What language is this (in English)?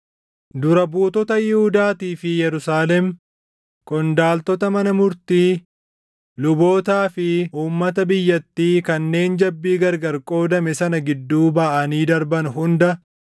Oromo